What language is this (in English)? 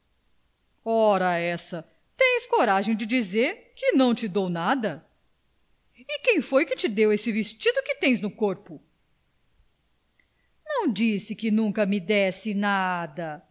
Portuguese